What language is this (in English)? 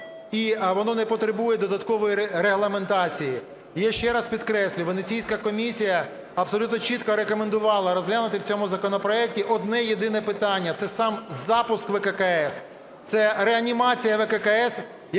Ukrainian